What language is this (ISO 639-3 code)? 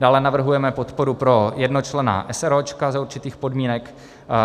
ces